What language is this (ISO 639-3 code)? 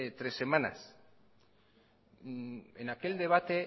spa